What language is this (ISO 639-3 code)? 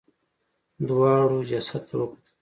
pus